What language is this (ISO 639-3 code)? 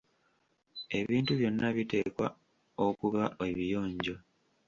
lug